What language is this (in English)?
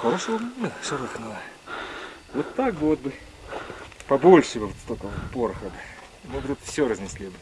Russian